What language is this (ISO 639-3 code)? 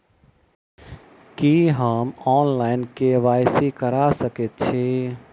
mai